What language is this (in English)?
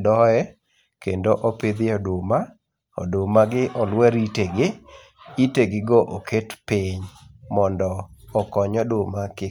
Luo (Kenya and Tanzania)